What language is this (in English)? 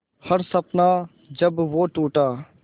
Hindi